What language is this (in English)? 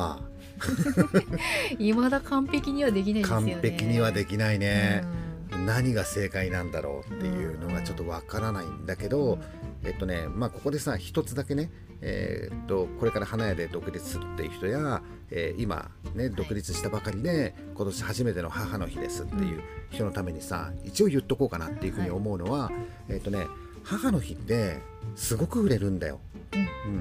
Japanese